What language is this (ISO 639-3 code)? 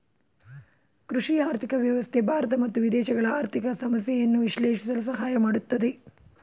kan